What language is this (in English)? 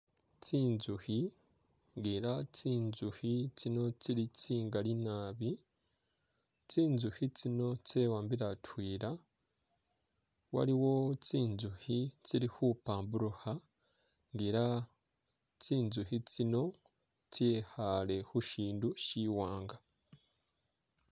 Masaaba